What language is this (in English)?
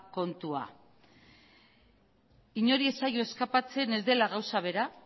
Basque